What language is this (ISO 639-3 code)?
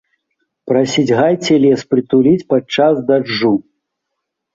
bel